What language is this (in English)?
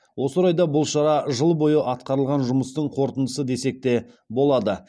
Kazakh